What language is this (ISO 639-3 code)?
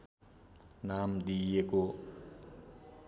nep